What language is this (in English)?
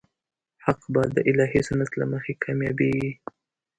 Pashto